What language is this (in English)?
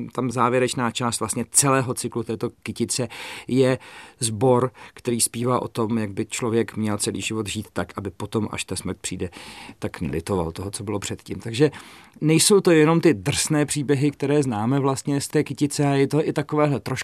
Czech